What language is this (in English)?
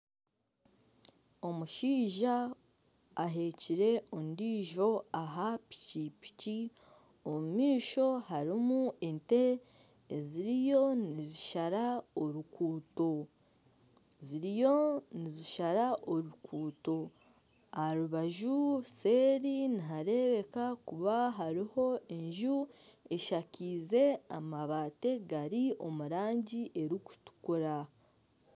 Nyankole